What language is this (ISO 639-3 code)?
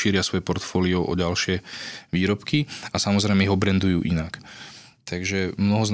slk